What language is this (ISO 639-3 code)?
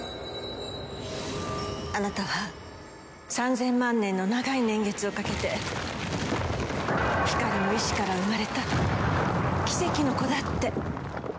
jpn